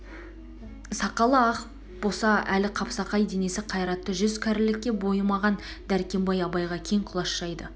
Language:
Kazakh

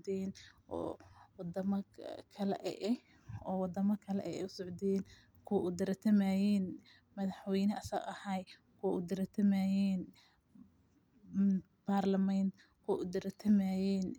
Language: Somali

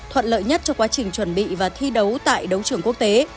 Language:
Vietnamese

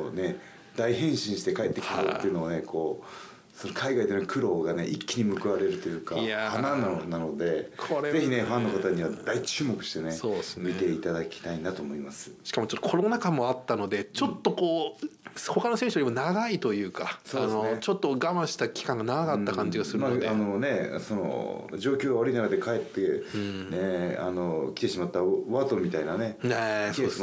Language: Japanese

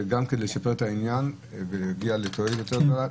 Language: Hebrew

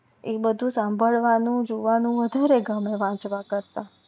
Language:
Gujarati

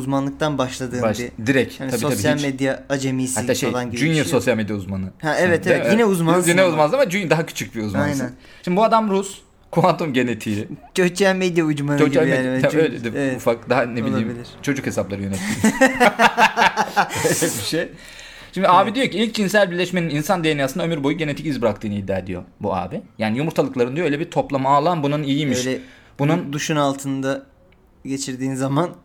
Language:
Turkish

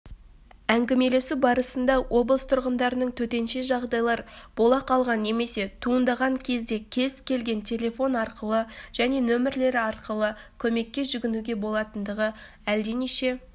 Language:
Kazakh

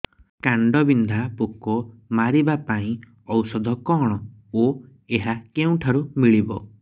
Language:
Odia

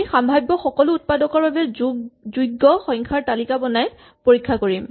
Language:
Assamese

